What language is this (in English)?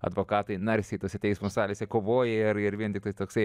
Lithuanian